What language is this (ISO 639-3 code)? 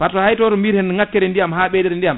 ful